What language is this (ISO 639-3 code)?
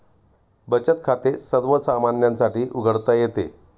mar